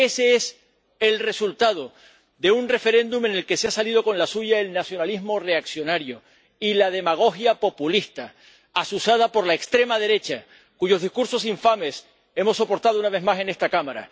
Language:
Spanish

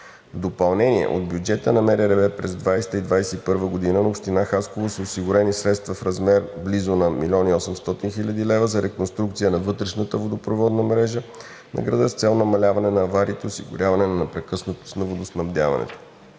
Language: Bulgarian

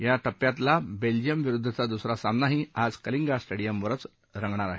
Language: Marathi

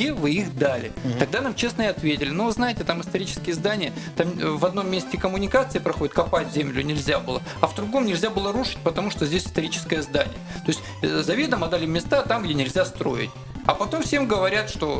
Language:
Russian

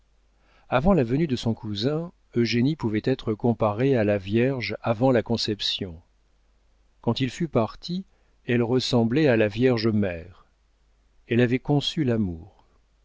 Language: French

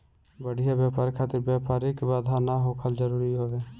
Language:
Bhojpuri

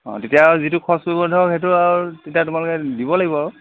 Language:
Assamese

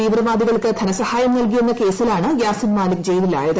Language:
Malayalam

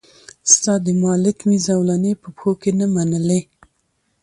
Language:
Pashto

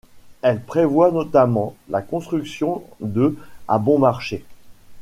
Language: French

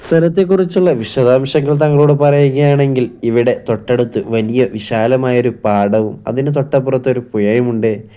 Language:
Malayalam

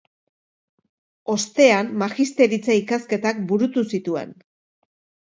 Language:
Basque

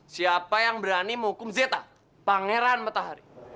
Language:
Indonesian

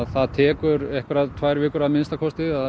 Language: Icelandic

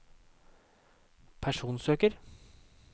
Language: Norwegian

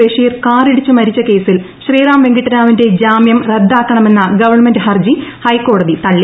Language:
Malayalam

